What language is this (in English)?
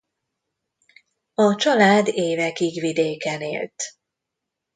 Hungarian